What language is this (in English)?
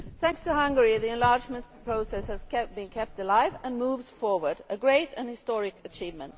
English